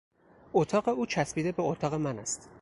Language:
Persian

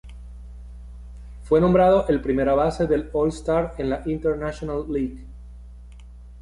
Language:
Spanish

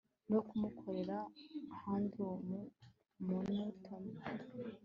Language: Kinyarwanda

